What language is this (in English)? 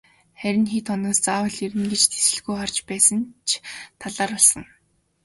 Mongolian